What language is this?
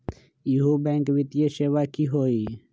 Magahi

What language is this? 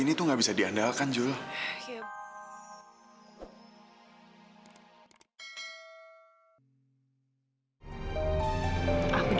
Indonesian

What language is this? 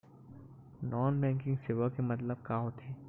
Chhattisgarhi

